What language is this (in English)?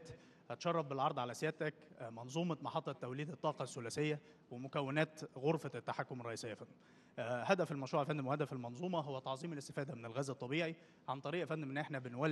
Arabic